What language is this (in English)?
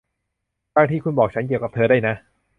Thai